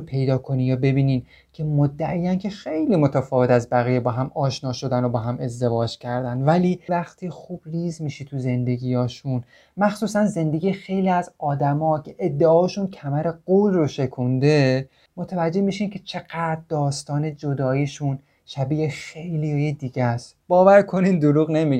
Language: Persian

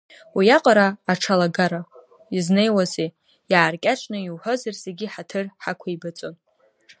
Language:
Abkhazian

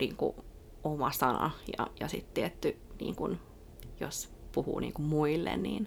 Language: Finnish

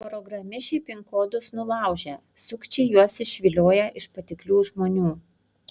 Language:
Lithuanian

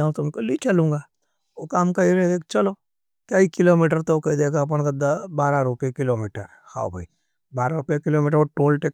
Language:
Nimadi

